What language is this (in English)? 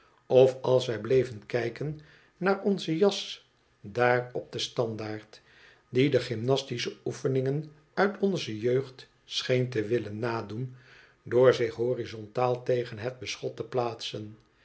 Dutch